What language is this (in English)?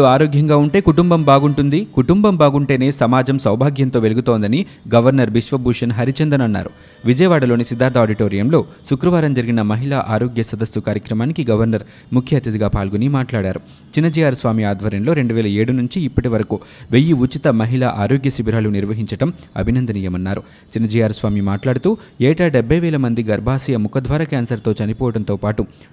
Telugu